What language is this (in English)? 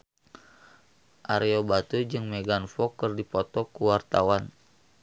Sundanese